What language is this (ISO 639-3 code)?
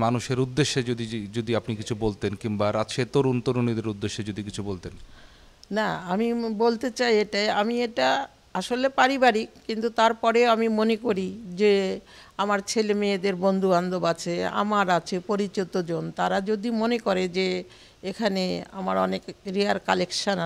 hin